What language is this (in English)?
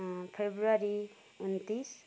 Nepali